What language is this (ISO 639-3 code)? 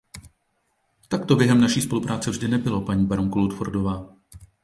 ces